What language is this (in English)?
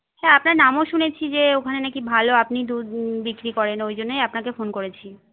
Bangla